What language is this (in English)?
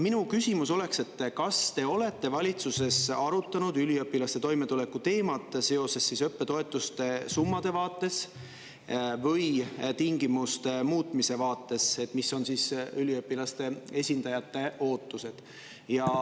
Estonian